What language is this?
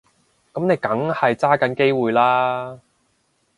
Cantonese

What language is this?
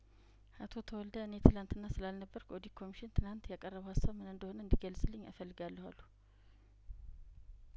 Amharic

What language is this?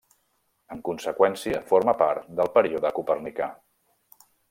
Catalan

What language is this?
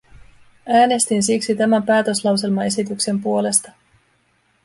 Finnish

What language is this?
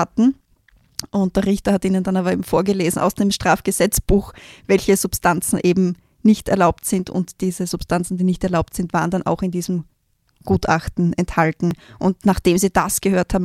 German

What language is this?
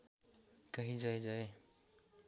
Nepali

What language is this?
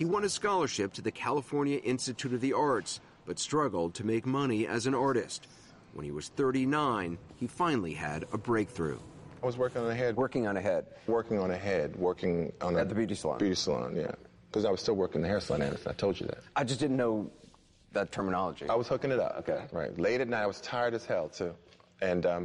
English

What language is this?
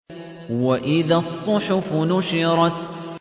Arabic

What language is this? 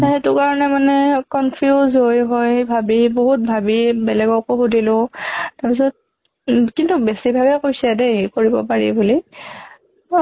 Assamese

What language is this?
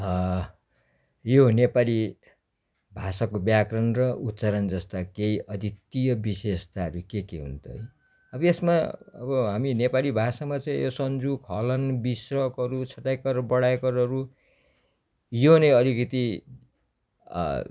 Nepali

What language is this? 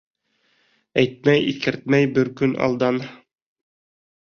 Bashkir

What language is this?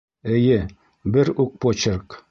Bashkir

